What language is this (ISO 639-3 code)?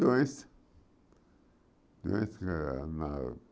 por